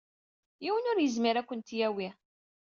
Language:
Kabyle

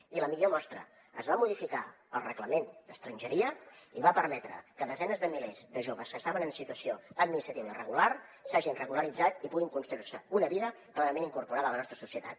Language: Catalan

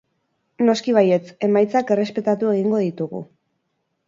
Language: Basque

